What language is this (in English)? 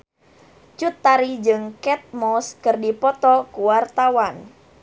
Sundanese